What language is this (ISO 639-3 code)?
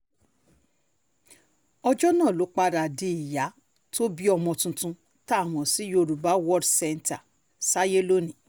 yor